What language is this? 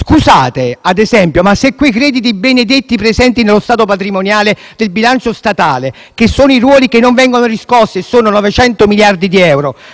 Italian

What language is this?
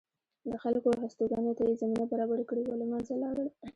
Pashto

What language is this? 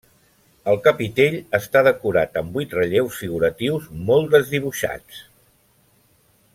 Catalan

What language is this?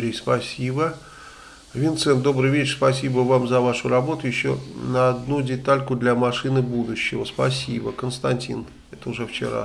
Russian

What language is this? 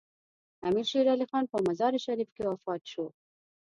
Pashto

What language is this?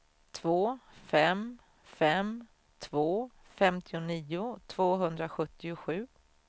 Swedish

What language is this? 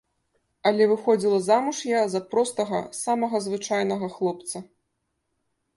Belarusian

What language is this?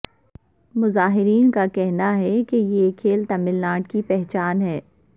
Urdu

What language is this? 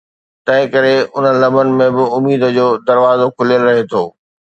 Sindhi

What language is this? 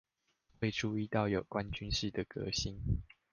Chinese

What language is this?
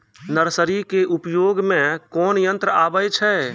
Maithili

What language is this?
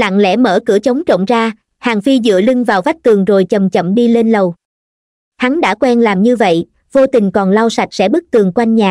Vietnamese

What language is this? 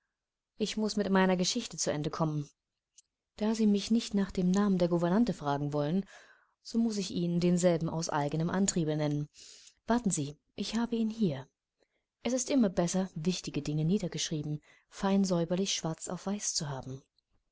German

